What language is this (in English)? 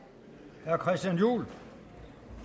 Danish